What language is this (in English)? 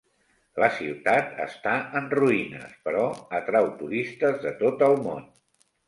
Catalan